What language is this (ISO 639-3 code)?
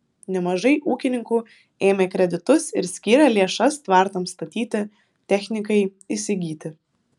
lit